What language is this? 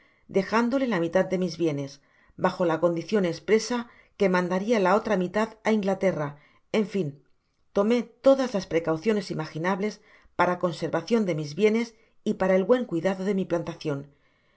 Spanish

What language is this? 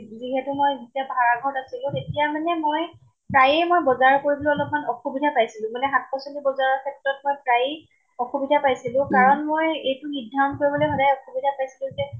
Assamese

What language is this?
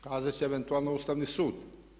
Croatian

